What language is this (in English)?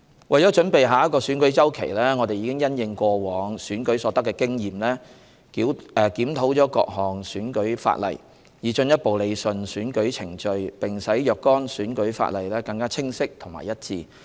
Cantonese